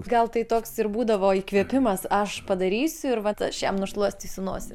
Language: Lithuanian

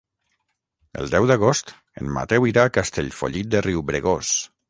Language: Catalan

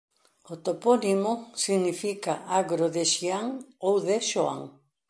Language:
Galician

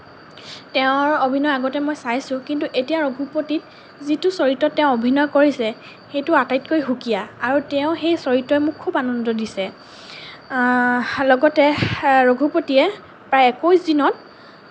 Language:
Assamese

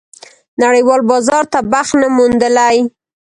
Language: Pashto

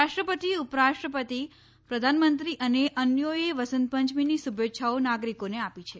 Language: Gujarati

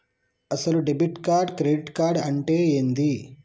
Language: Telugu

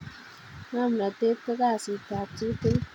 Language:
Kalenjin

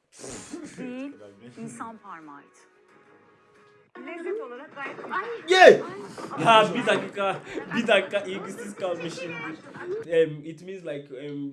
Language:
Turkish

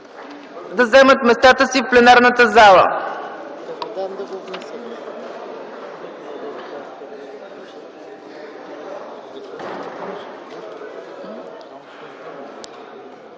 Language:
Bulgarian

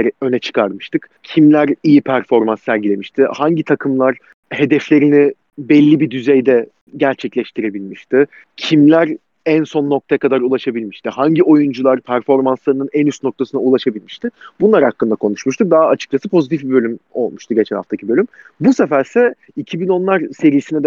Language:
Turkish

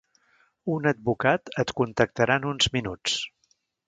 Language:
Catalan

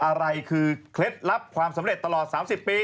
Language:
Thai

